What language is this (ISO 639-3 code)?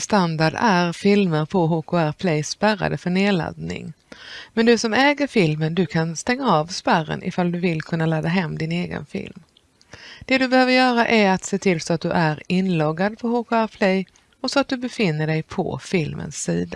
swe